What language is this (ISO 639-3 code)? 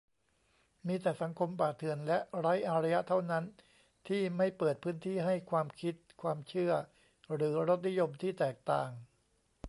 tha